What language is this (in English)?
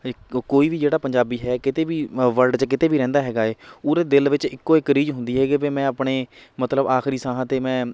Punjabi